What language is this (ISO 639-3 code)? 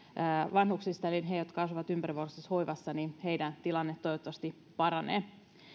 fin